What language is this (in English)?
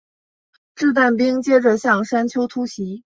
Chinese